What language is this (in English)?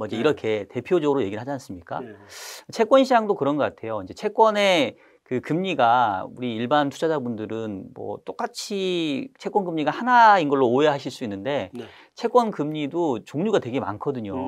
Korean